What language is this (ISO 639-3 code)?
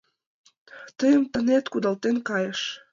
chm